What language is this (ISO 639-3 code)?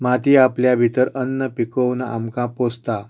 kok